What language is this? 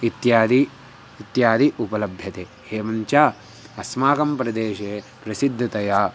Sanskrit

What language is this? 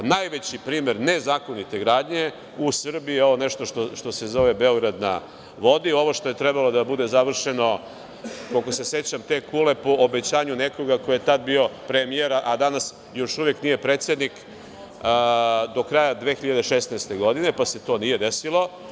Serbian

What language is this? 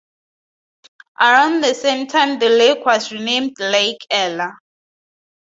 English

